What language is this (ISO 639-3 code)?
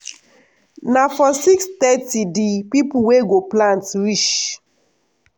pcm